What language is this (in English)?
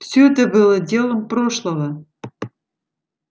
Russian